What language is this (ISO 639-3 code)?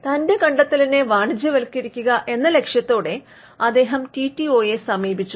mal